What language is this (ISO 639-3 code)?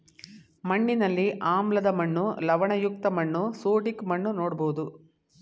kan